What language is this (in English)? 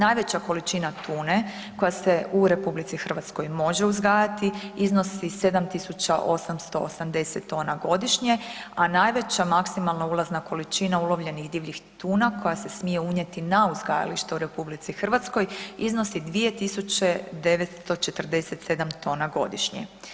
Croatian